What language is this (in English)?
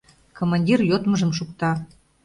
Mari